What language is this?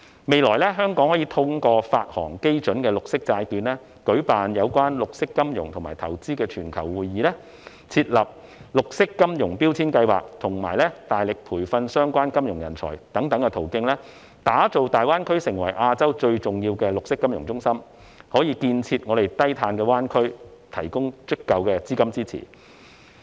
Cantonese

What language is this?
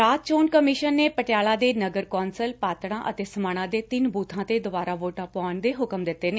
Punjabi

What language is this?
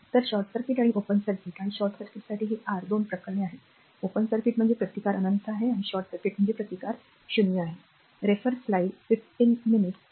Marathi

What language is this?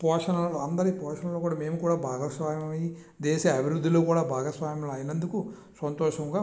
Telugu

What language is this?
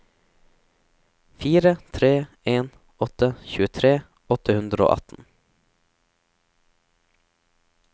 Norwegian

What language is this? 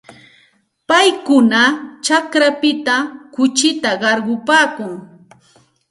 Santa Ana de Tusi Pasco Quechua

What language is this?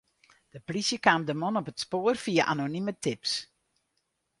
Western Frisian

